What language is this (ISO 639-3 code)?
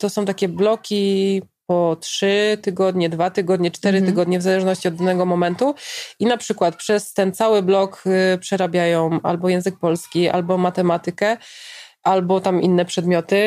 pol